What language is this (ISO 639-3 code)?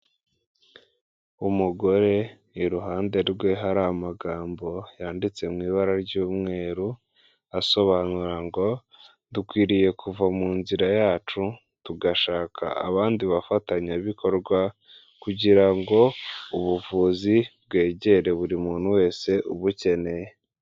kin